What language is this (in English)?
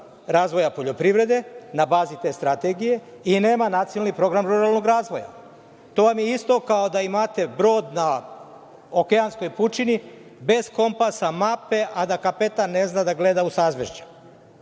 Serbian